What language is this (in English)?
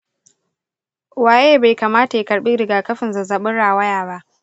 Hausa